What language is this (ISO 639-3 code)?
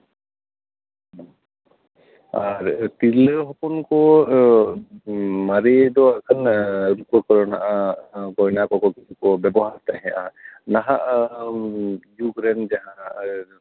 sat